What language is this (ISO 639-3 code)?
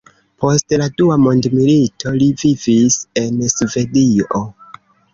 epo